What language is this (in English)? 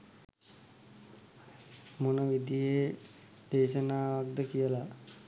Sinhala